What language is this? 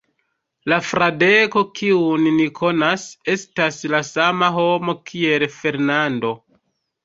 Esperanto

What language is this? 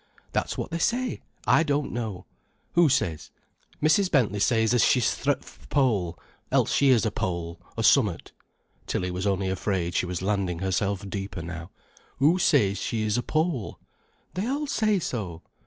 English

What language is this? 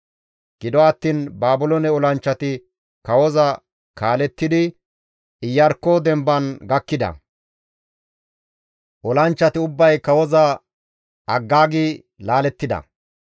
Gamo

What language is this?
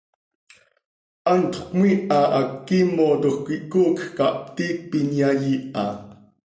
Seri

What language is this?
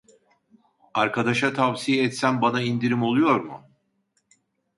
Turkish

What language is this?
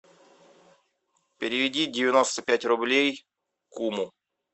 Russian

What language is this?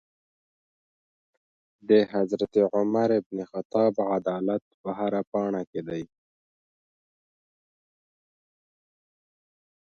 Pashto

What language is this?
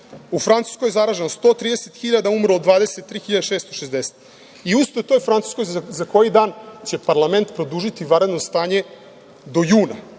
Serbian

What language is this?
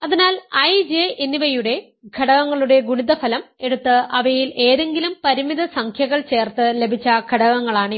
Malayalam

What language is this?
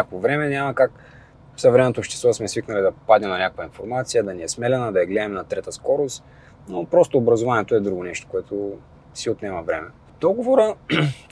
Bulgarian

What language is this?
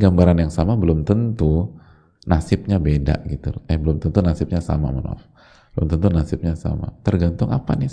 Indonesian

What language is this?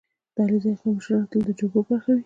Pashto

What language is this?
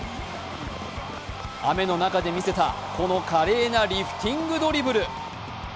Japanese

